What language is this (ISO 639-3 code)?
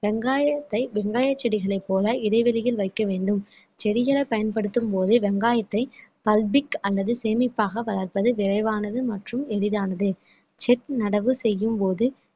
tam